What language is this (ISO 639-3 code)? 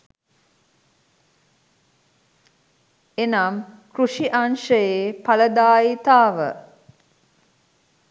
sin